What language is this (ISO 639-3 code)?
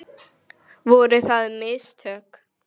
isl